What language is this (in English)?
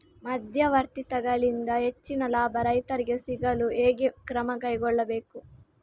Kannada